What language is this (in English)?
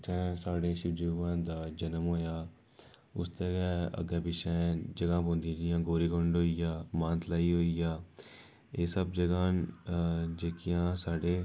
Dogri